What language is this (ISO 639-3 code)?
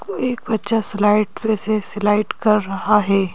hin